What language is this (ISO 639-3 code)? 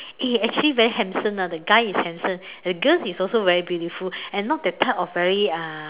eng